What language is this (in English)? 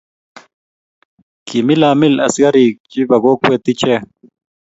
Kalenjin